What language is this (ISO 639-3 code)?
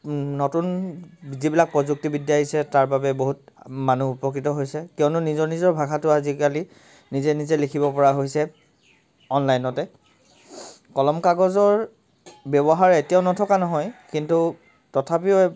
asm